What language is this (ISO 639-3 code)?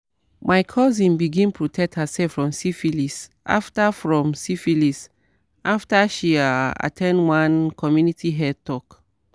pcm